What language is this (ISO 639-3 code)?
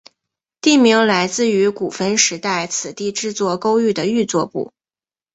zho